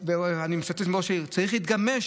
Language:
Hebrew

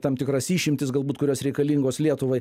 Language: Lithuanian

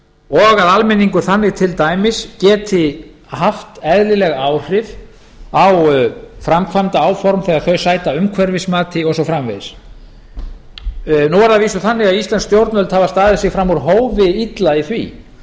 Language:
Icelandic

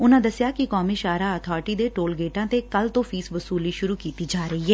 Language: Punjabi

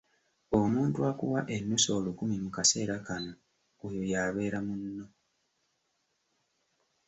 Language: Ganda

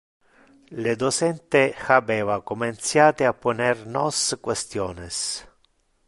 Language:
Interlingua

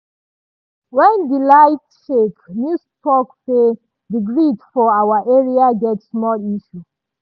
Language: Nigerian Pidgin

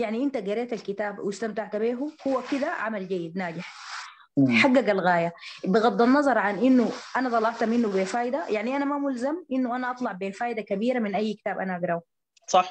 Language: Arabic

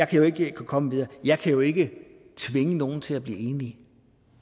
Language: Danish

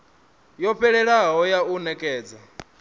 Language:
Venda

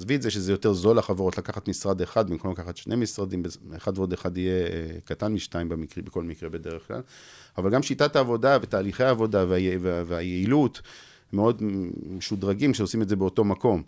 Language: Hebrew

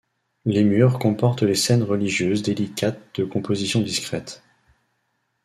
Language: French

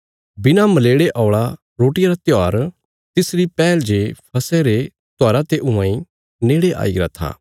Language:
Bilaspuri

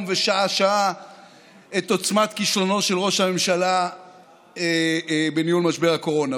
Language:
Hebrew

